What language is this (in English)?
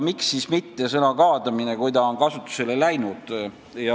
Estonian